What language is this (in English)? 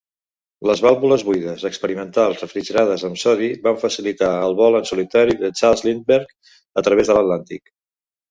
Catalan